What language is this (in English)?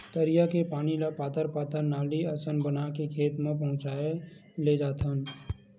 Chhattisgarhi